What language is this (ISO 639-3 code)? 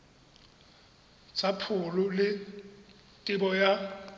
tsn